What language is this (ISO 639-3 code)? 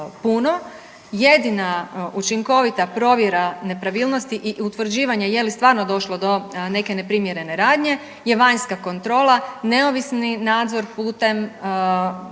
hrv